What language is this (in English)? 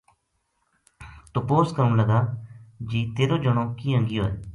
Gujari